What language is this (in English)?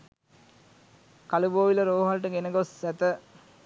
Sinhala